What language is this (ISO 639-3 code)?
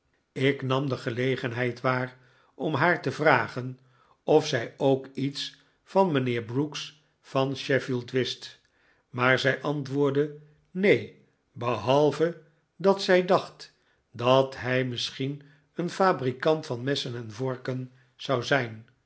nld